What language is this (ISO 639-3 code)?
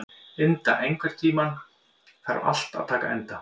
isl